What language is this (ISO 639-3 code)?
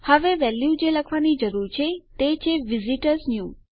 guj